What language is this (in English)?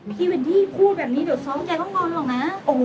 Thai